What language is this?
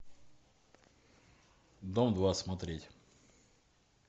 Russian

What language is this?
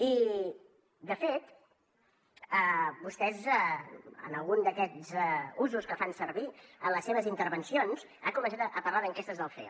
Catalan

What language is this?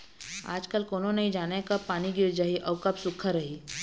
Chhattisgarhi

